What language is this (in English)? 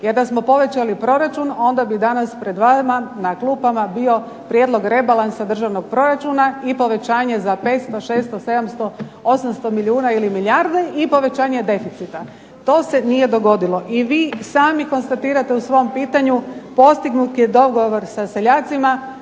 Croatian